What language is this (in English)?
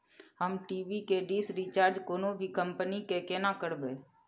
Maithili